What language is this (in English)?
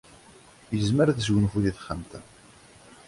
Kabyle